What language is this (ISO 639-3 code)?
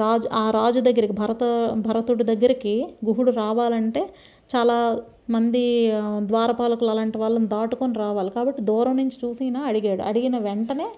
tel